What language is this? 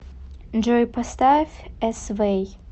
Russian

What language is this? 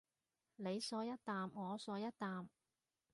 Cantonese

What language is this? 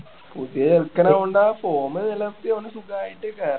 Malayalam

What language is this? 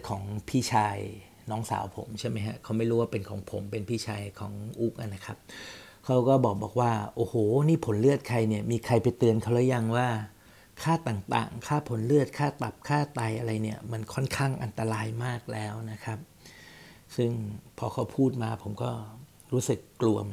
Thai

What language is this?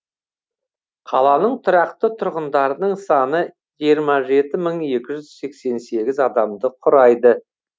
Kazakh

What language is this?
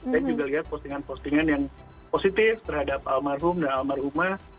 Indonesian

